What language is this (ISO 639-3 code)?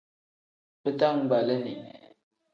kdh